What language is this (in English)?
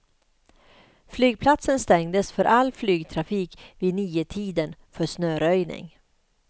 Swedish